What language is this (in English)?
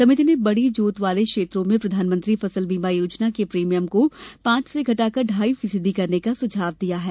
Hindi